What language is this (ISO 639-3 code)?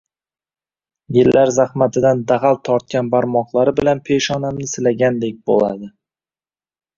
uzb